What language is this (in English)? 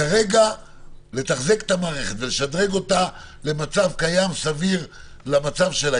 Hebrew